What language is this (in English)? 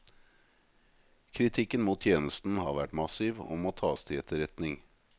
Norwegian